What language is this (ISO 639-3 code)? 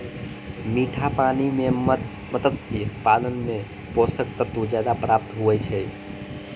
mai